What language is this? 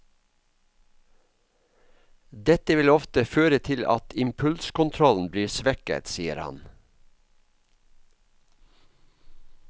Norwegian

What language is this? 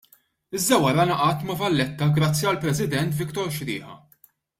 Maltese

